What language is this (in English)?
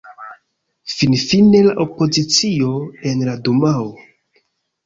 Esperanto